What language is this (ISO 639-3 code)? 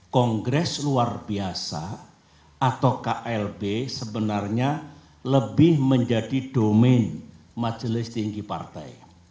ind